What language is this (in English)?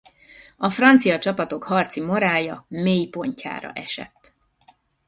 Hungarian